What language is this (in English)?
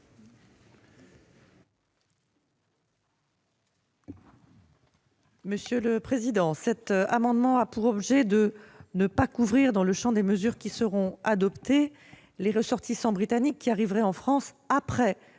French